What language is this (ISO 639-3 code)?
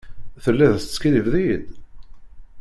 kab